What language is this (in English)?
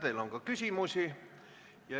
Estonian